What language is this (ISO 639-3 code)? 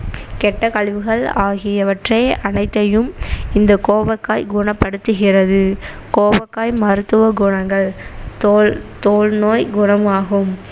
tam